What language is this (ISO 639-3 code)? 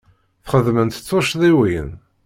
kab